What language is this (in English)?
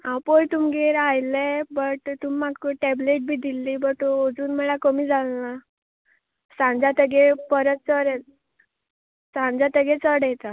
Konkani